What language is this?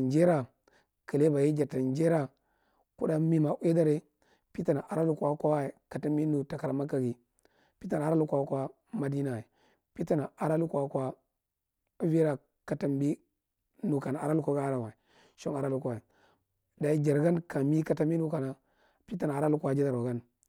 Marghi Central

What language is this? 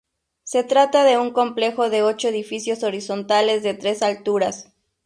Spanish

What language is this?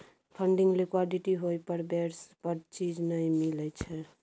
Maithili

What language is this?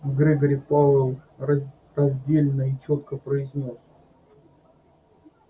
Russian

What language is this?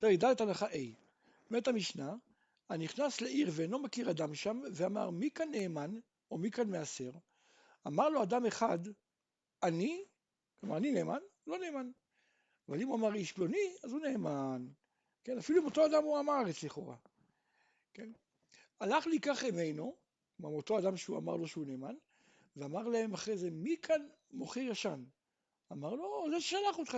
Hebrew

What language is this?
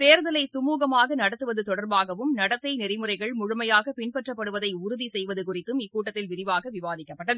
Tamil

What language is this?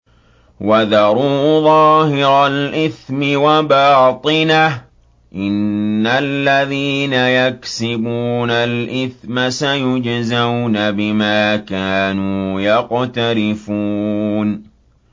Arabic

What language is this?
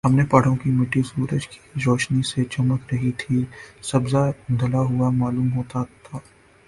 Urdu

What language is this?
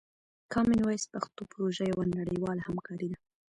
Pashto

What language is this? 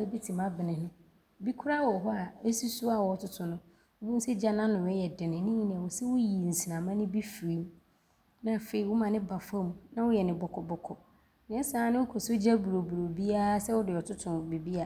Abron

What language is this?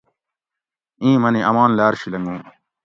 Gawri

